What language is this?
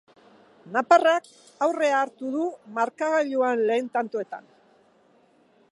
Basque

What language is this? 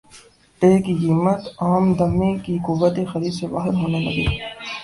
Urdu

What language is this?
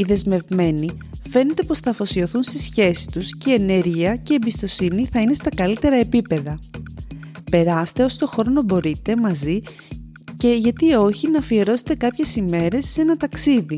Greek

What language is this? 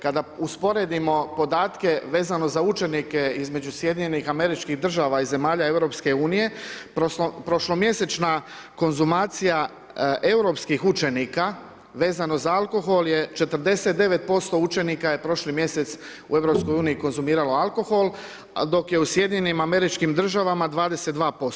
Croatian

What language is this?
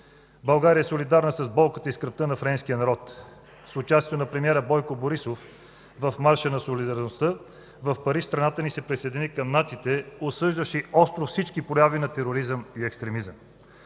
Bulgarian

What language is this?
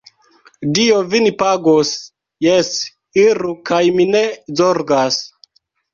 Esperanto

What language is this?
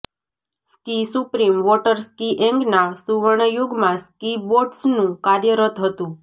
Gujarati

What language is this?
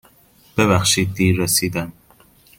Persian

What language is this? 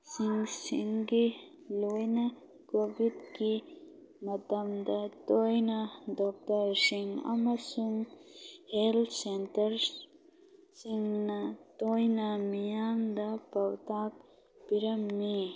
Manipuri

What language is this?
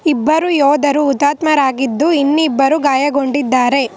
Kannada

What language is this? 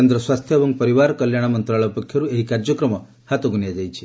Odia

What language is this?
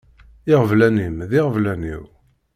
Kabyle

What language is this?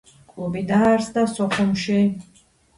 Georgian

